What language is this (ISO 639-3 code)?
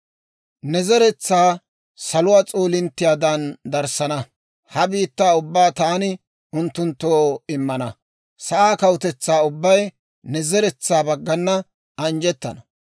dwr